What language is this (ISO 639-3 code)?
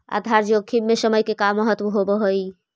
mag